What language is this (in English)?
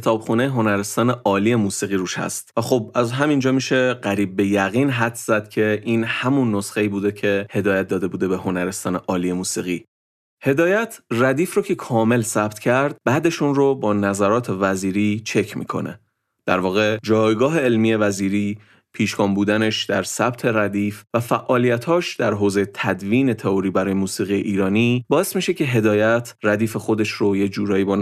Persian